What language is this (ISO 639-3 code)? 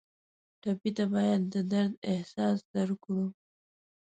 pus